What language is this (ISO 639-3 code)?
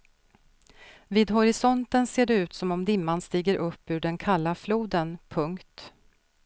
swe